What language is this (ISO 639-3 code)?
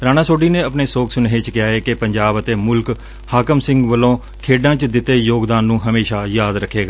pan